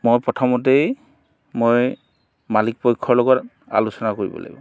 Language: Assamese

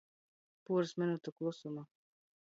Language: Latgalian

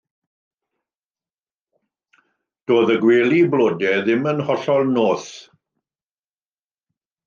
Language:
Welsh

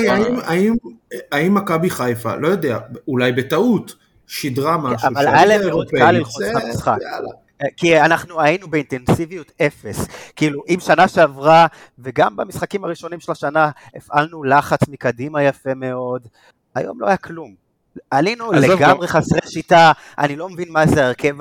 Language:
Hebrew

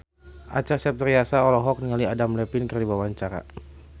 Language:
Sundanese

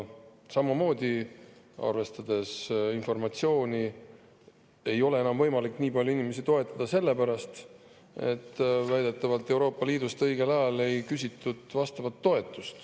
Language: Estonian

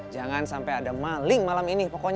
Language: Indonesian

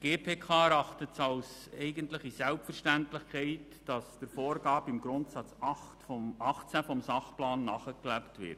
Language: Swiss German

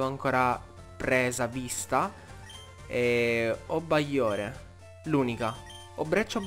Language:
Italian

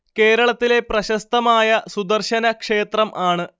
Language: Malayalam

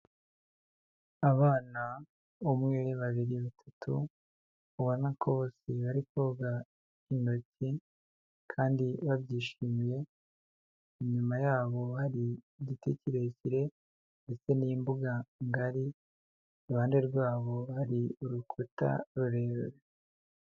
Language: Kinyarwanda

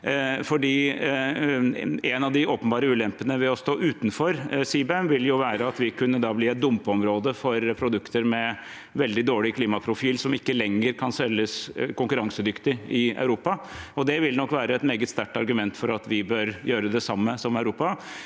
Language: Norwegian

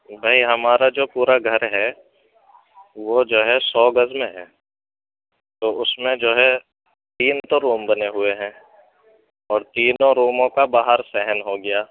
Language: Urdu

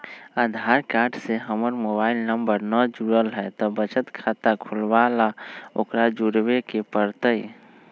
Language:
Magahi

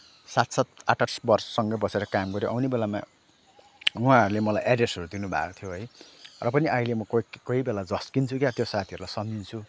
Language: Nepali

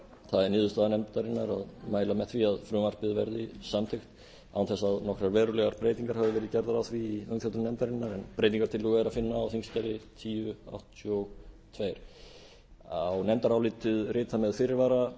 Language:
Icelandic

